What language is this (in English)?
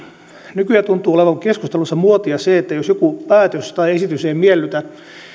Finnish